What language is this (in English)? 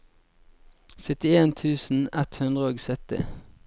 Norwegian